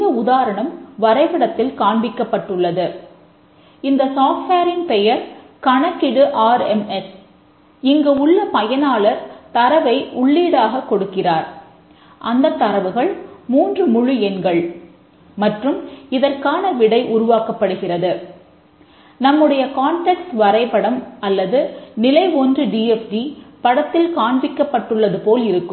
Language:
Tamil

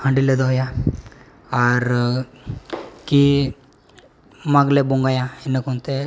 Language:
Santali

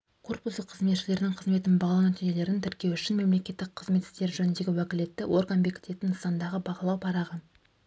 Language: Kazakh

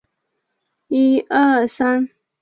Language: Chinese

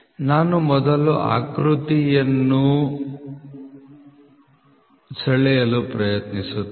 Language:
Kannada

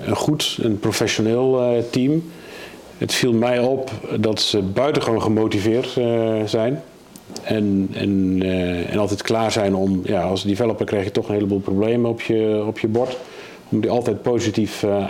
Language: Dutch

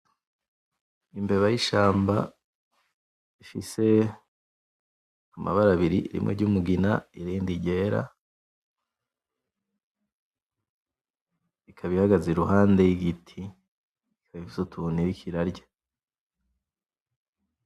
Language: Rundi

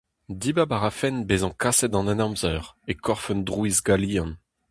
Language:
Breton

